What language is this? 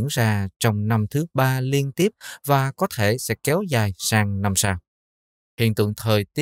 Vietnamese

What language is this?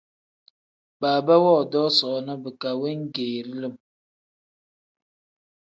Tem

